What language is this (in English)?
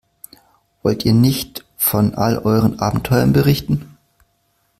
German